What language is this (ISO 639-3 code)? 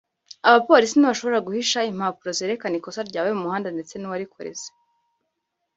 kin